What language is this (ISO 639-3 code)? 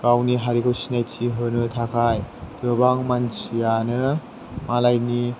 brx